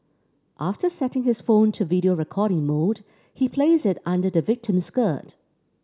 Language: English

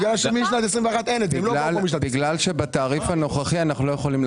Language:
Hebrew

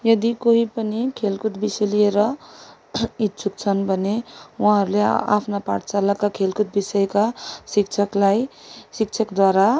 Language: Nepali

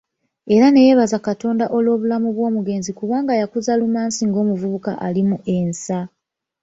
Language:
Ganda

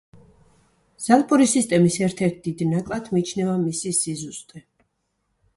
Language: Georgian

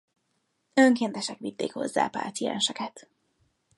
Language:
Hungarian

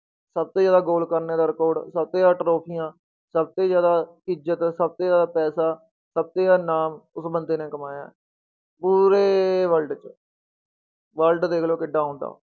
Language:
Punjabi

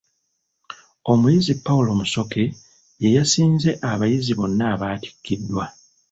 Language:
Ganda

